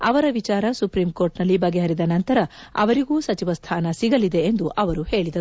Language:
Kannada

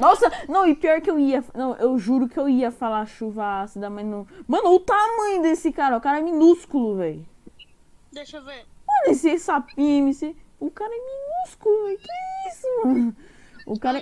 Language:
Portuguese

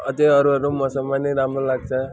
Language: Nepali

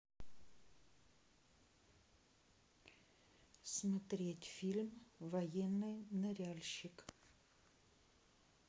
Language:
Russian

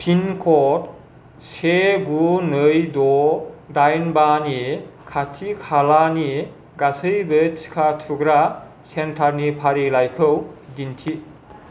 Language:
Bodo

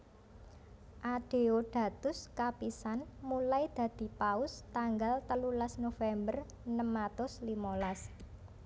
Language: Javanese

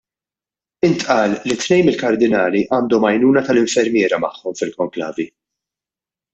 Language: Maltese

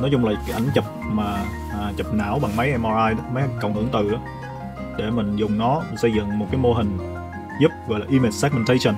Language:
Vietnamese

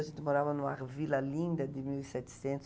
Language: Portuguese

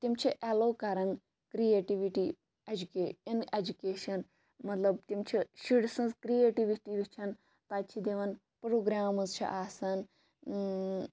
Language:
Kashmiri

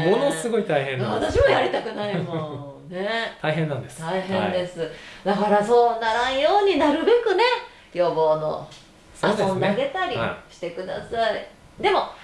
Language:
Japanese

